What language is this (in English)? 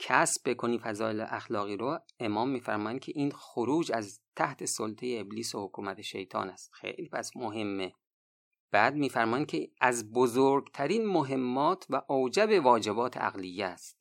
Persian